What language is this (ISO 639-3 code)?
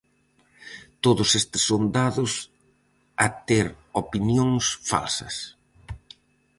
glg